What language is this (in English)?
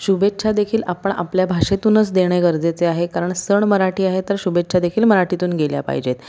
Marathi